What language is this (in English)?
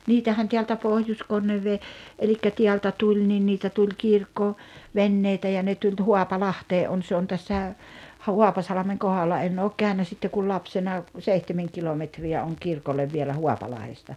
Finnish